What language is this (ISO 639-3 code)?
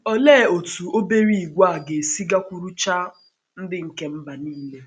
ibo